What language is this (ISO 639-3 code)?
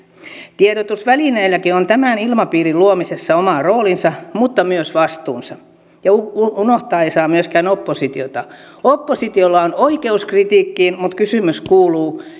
fin